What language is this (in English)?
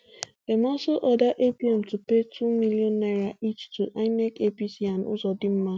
Nigerian Pidgin